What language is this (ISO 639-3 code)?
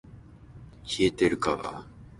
jpn